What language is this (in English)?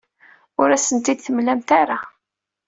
Kabyle